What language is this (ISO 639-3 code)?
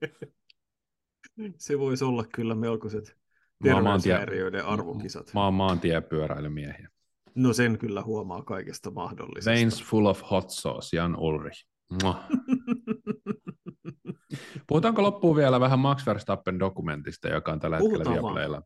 fin